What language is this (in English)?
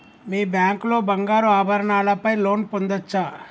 Telugu